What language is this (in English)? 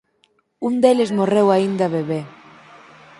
Galician